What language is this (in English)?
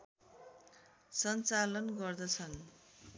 Nepali